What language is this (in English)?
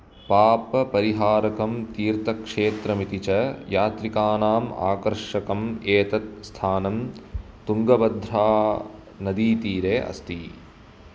Sanskrit